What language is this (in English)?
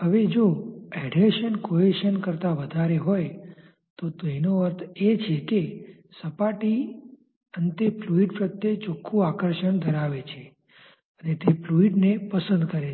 Gujarati